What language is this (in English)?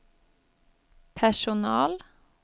Swedish